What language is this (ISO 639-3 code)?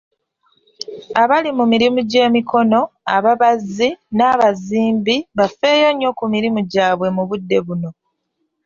lug